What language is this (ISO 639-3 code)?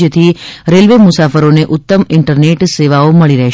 guj